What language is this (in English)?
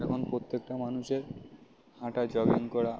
Bangla